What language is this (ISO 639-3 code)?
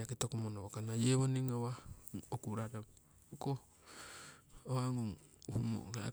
siw